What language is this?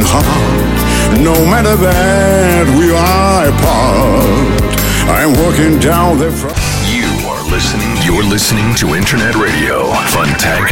Russian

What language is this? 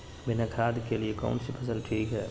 Magahi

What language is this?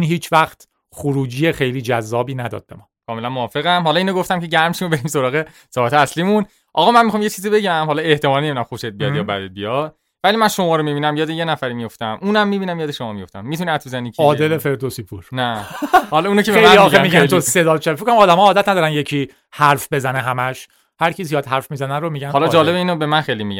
Persian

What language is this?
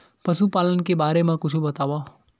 Chhattisgarhi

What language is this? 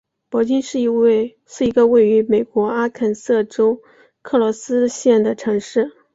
Chinese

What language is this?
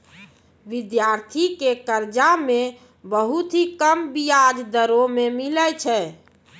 Maithili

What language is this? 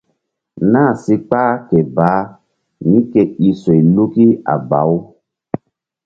Mbum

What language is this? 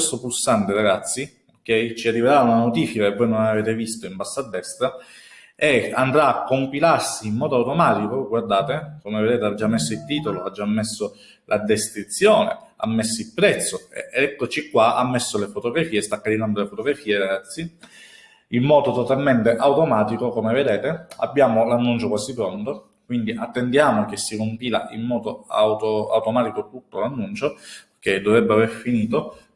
Italian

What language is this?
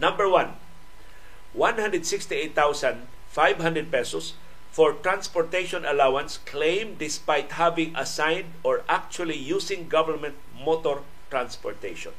Filipino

